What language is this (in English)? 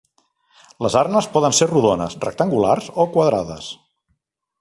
Catalan